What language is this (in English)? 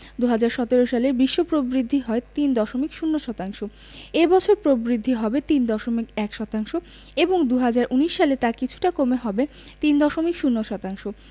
Bangla